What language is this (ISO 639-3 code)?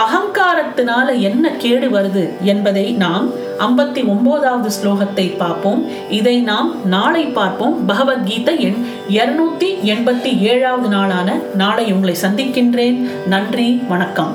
tam